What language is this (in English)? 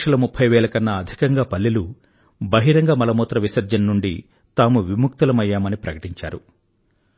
Telugu